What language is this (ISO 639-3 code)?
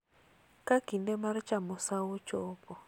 luo